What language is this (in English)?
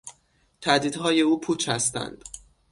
Persian